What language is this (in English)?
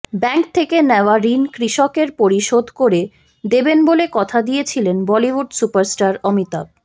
Bangla